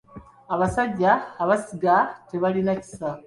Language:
Ganda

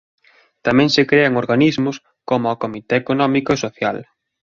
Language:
Galician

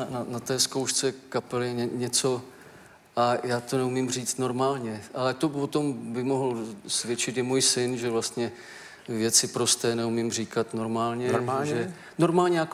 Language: Czech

